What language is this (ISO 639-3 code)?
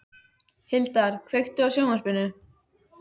isl